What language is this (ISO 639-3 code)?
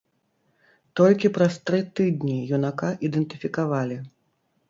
bel